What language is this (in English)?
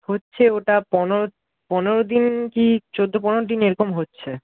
Bangla